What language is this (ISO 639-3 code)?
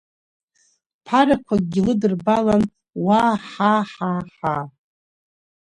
abk